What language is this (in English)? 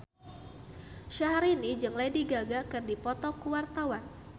Sundanese